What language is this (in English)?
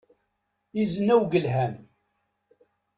Kabyle